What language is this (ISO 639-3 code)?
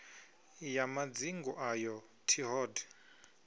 ven